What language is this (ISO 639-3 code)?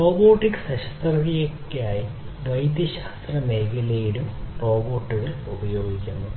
mal